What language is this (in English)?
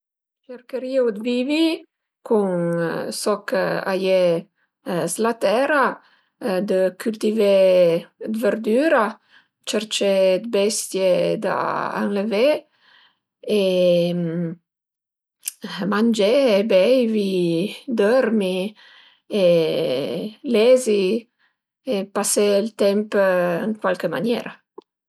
Piedmontese